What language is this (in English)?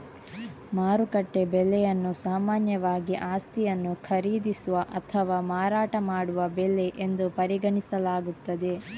Kannada